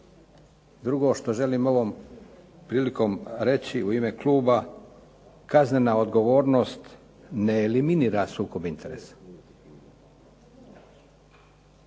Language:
Croatian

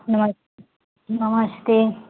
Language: Hindi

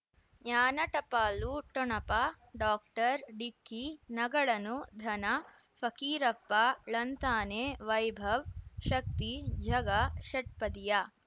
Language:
Kannada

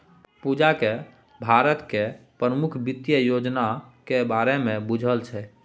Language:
Maithili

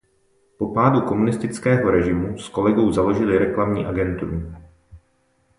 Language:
Czech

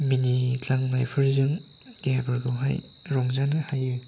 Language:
Bodo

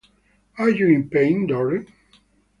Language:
English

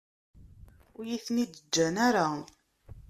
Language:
Kabyle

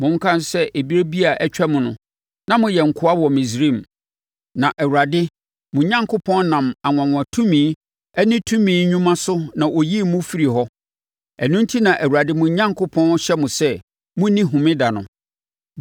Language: Akan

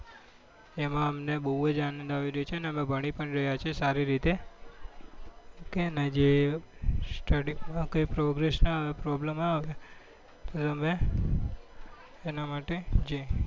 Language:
Gujarati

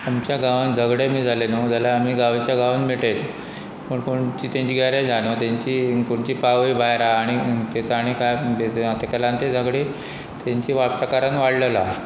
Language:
Konkani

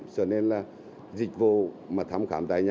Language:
Vietnamese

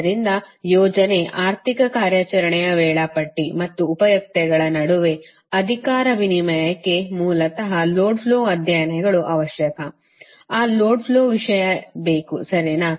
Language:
Kannada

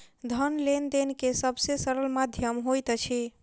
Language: Maithili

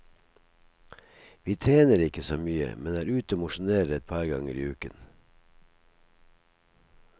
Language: Norwegian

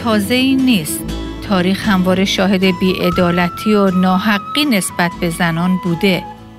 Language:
Persian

